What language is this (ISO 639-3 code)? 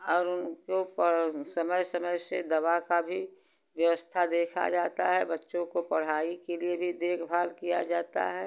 hin